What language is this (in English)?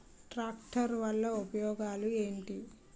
Telugu